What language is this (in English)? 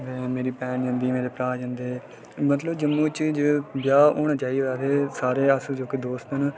Dogri